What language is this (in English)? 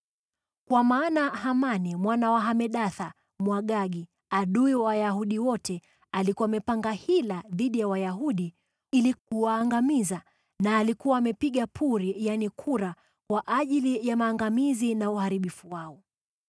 Swahili